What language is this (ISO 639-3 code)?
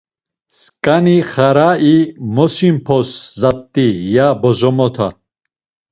lzz